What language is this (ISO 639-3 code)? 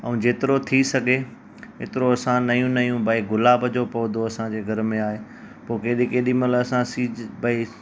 snd